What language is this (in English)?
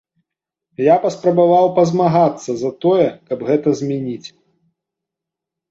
Belarusian